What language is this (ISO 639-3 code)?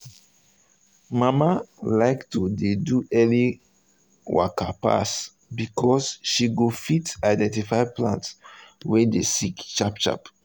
pcm